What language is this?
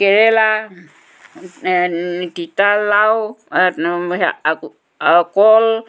Assamese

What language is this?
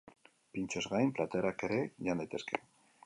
Basque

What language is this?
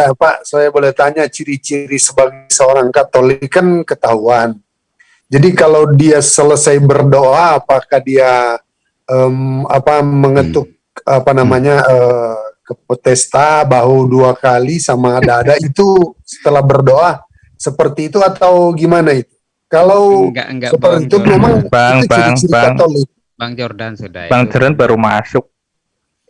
Indonesian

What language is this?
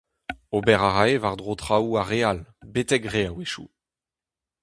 Breton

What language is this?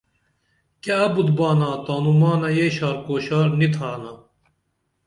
Dameli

